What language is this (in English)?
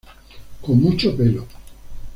Spanish